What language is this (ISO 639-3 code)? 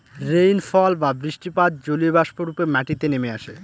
ben